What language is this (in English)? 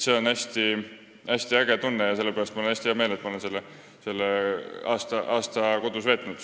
Estonian